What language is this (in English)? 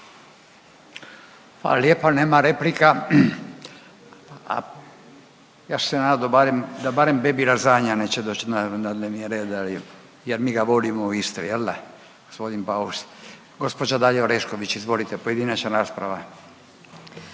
Croatian